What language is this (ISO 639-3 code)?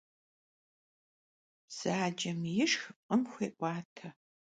kbd